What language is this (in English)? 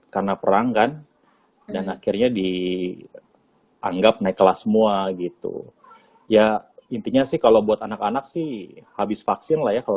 Indonesian